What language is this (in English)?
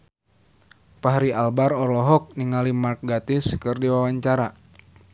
Sundanese